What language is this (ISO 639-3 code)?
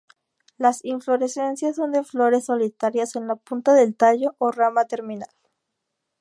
spa